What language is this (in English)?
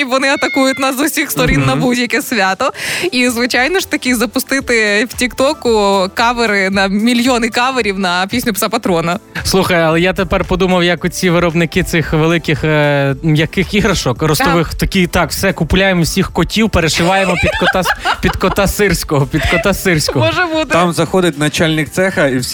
Ukrainian